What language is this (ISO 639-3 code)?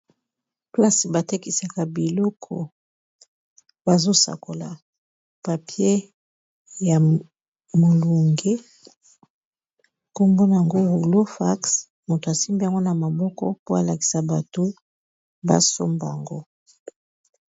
lin